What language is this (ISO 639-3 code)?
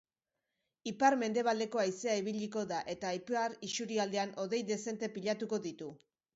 eus